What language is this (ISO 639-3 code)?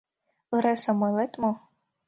chm